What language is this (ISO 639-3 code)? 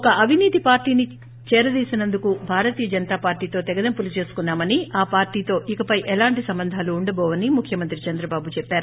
tel